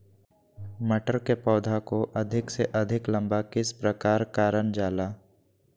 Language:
Magahi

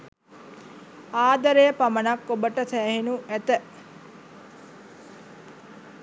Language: Sinhala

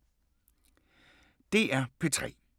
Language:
Danish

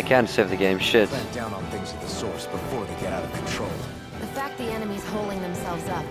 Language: English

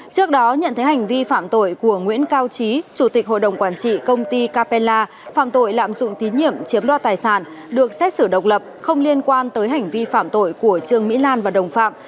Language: Vietnamese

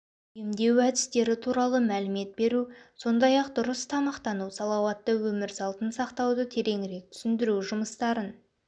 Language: Kazakh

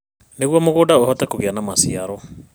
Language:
Kikuyu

